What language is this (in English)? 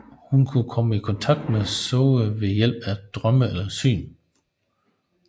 Danish